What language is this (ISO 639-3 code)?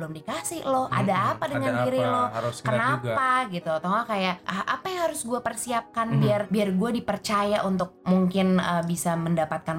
ind